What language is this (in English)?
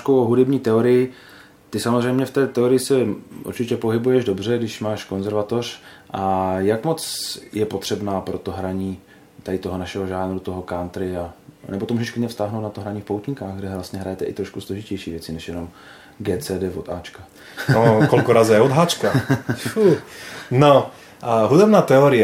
Czech